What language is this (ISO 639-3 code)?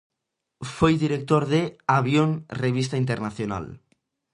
glg